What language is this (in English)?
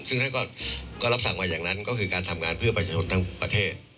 Thai